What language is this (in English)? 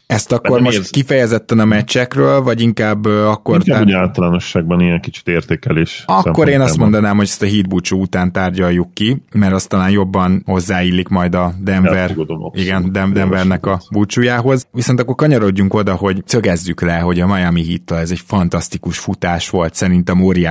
Hungarian